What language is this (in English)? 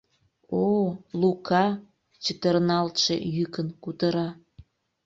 Mari